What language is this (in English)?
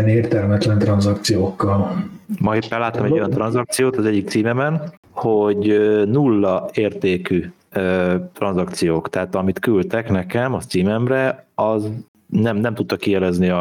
Hungarian